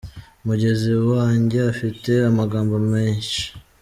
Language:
Kinyarwanda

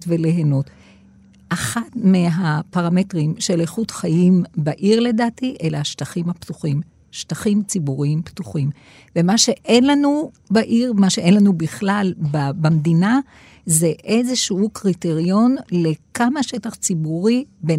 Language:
Hebrew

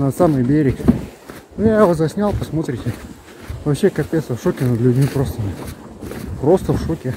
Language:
Russian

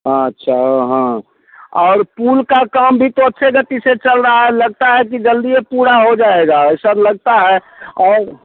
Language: Hindi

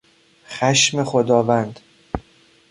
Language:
Persian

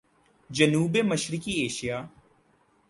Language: Urdu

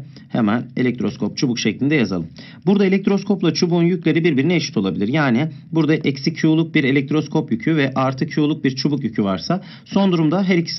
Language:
Turkish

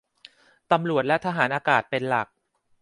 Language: Thai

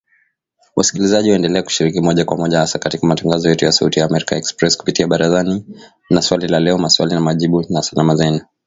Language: Swahili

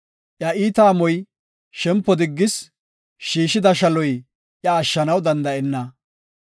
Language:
Gofa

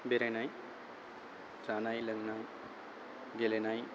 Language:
Bodo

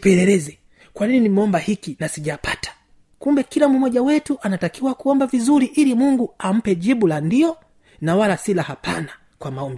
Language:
Swahili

